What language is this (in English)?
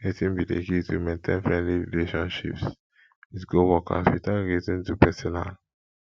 Nigerian Pidgin